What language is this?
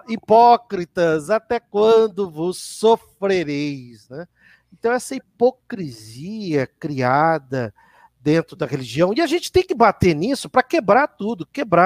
Portuguese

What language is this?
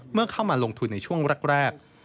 Thai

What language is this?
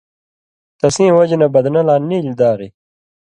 Indus Kohistani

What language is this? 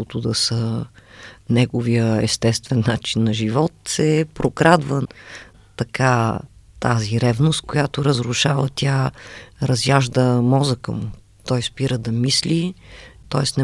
Bulgarian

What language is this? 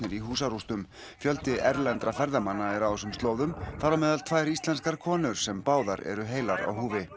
Icelandic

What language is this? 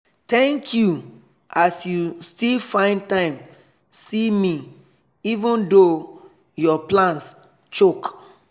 Nigerian Pidgin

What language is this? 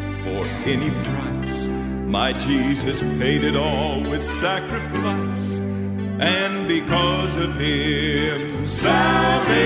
Filipino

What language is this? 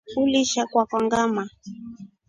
Rombo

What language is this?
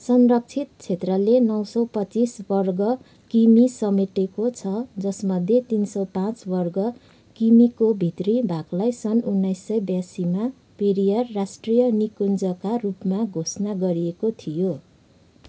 Nepali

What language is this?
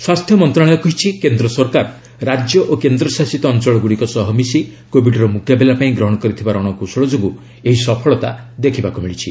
Odia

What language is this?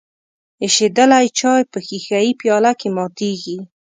Pashto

